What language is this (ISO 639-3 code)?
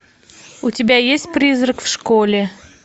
rus